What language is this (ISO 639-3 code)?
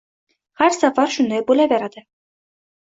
uzb